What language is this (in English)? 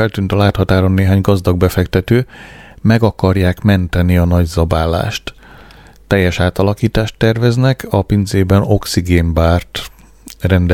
Hungarian